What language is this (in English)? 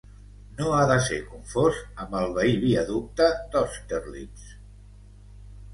Catalan